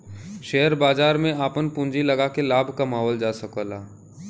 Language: Bhojpuri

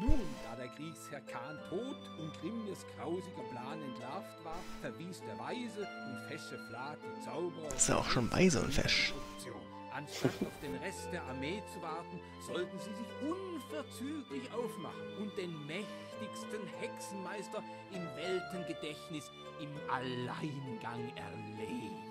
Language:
German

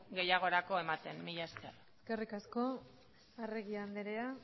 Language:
Basque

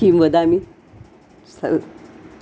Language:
Sanskrit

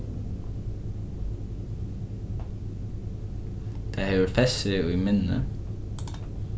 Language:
Faroese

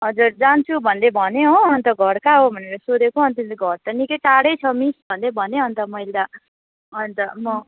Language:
Nepali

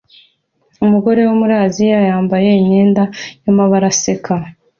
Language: Kinyarwanda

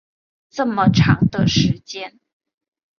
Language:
Chinese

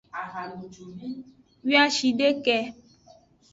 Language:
Aja (Benin)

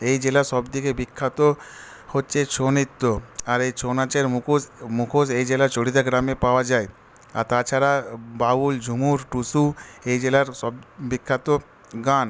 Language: Bangla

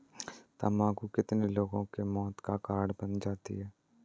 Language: Hindi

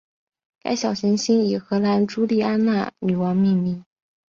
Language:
Chinese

